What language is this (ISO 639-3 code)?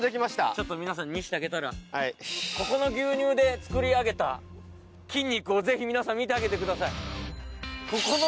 jpn